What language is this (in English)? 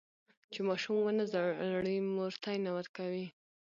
Pashto